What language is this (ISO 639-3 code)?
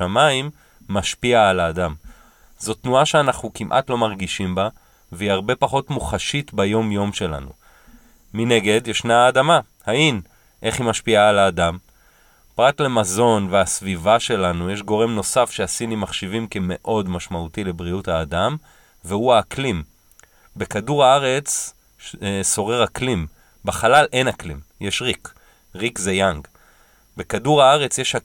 heb